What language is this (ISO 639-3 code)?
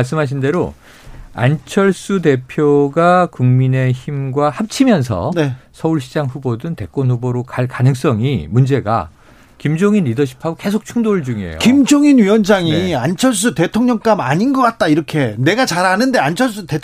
kor